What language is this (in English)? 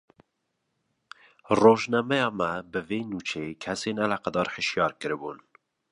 Kurdish